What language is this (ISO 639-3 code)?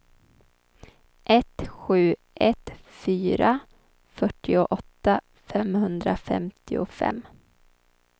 swe